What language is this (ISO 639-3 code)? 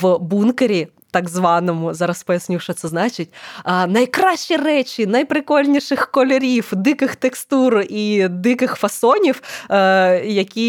ukr